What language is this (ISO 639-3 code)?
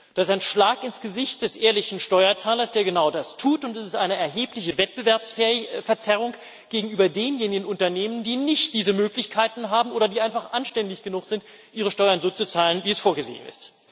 deu